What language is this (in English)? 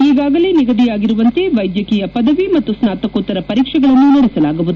Kannada